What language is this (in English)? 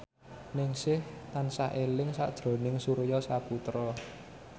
Javanese